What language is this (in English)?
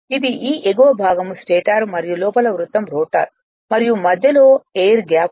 Telugu